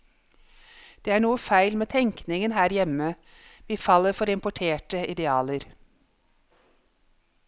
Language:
Norwegian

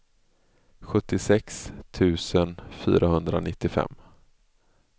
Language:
Swedish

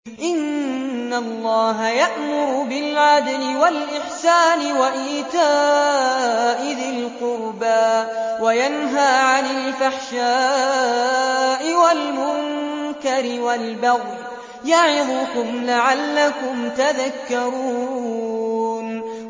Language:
Arabic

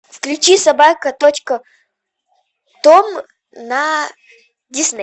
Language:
Russian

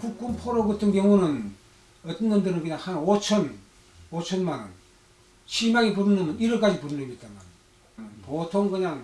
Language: Korean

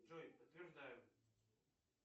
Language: Russian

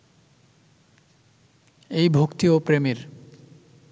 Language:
Bangla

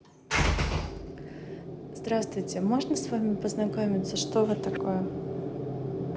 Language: Russian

